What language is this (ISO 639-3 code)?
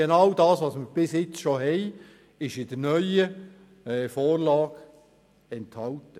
gsw